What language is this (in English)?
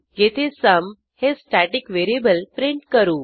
Marathi